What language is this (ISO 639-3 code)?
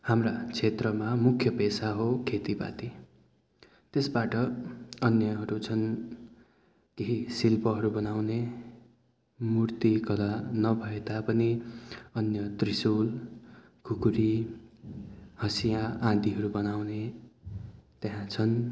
nep